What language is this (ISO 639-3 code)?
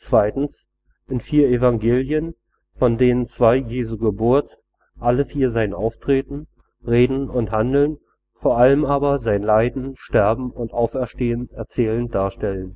deu